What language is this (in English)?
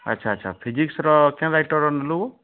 Odia